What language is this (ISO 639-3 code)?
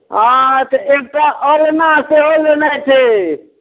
mai